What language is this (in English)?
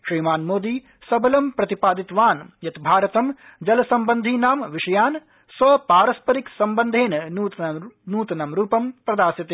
Sanskrit